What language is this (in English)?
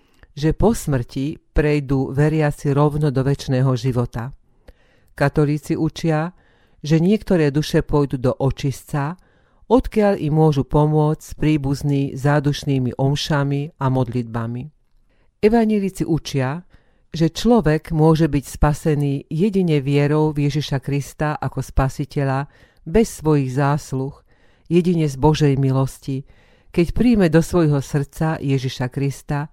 Slovak